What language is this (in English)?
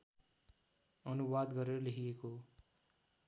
Nepali